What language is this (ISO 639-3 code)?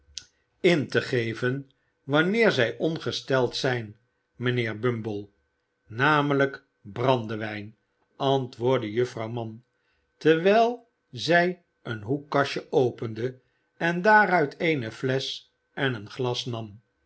nld